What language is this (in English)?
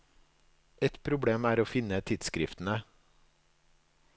Norwegian